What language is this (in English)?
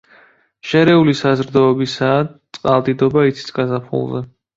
Georgian